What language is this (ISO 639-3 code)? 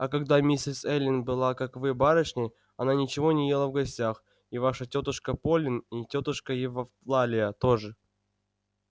rus